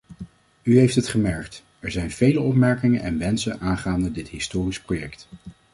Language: Dutch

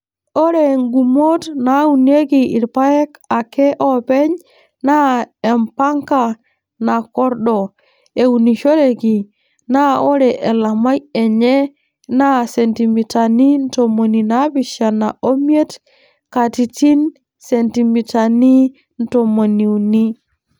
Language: Masai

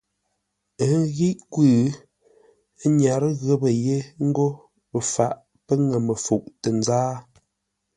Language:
Ngombale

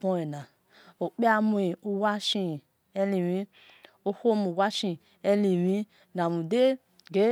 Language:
Esan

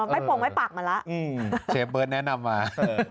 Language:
Thai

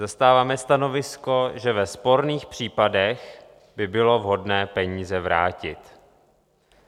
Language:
Czech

